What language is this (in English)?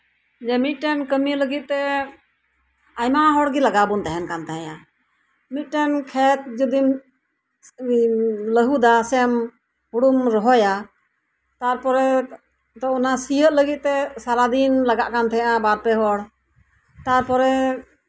Santali